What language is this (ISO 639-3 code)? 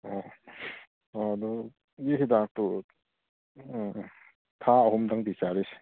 mni